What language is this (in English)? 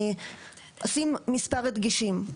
Hebrew